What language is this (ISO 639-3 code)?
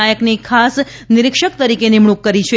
guj